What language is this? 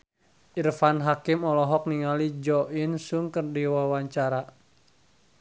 Sundanese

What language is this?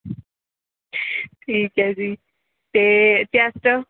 Punjabi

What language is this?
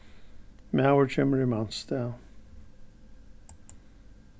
Faroese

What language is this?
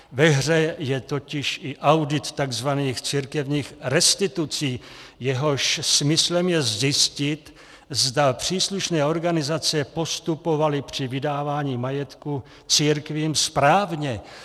Czech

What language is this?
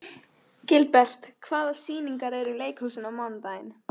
Icelandic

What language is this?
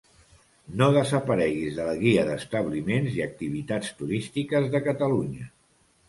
Catalan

